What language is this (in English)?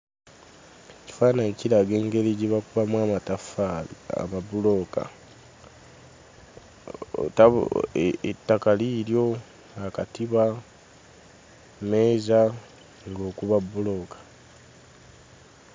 Ganda